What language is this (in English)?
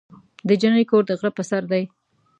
Pashto